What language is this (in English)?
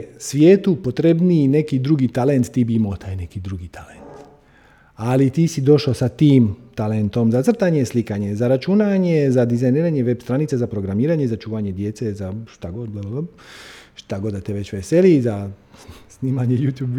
Croatian